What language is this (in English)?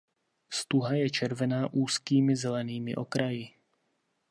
Czech